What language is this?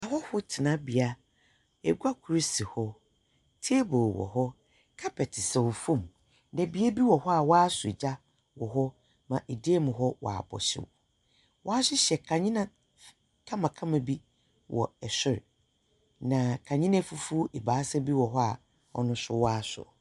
Akan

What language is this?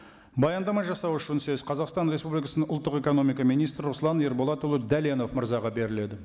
Kazakh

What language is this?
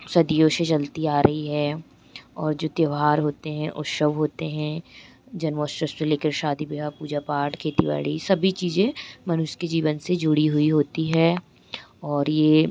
Hindi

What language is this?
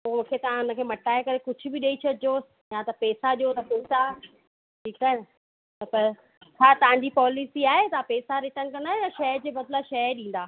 Sindhi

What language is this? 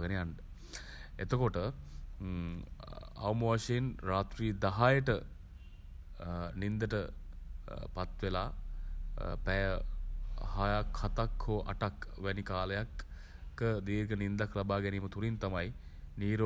Sinhala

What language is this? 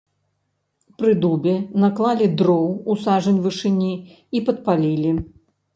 Belarusian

